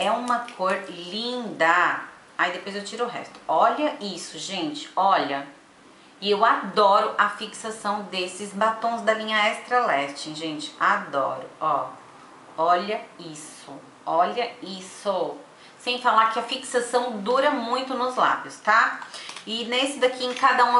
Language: Portuguese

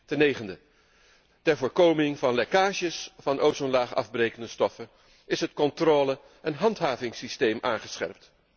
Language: Dutch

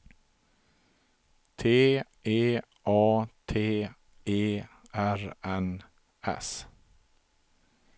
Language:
Swedish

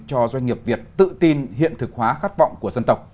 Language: Vietnamese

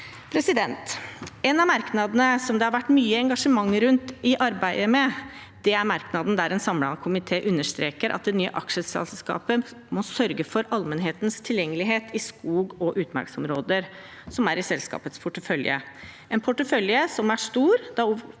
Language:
Norwegian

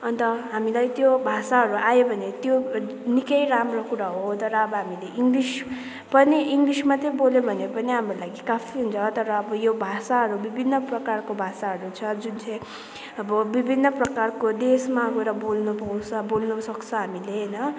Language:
Nepali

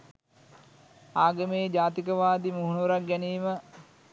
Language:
Sinhala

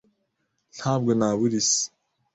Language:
Kinyarwanda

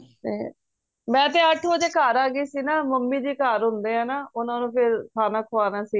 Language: Punjabi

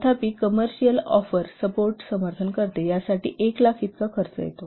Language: Marathi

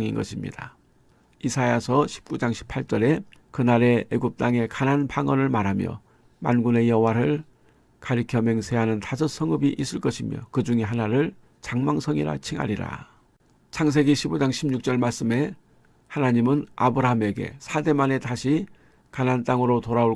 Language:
Korean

